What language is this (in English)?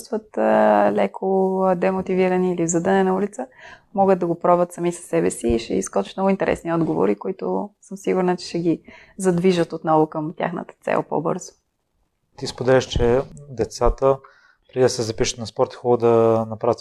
Bulgarian